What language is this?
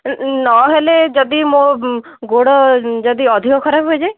Odia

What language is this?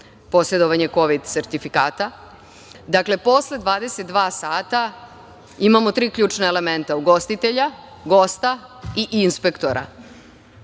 Serbian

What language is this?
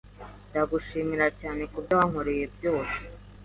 Kinyarwanda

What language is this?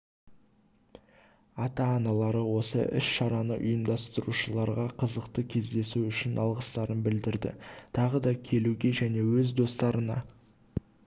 Kazakh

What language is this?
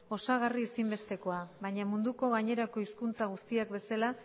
Basque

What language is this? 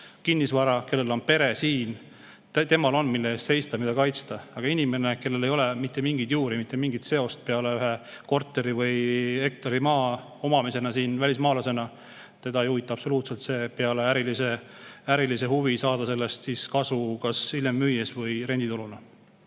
Estonian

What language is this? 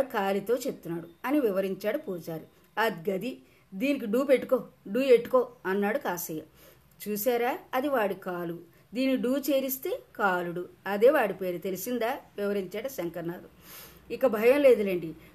Telugu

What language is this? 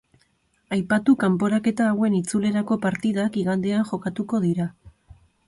Basque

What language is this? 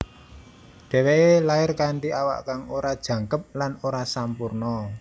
Javanese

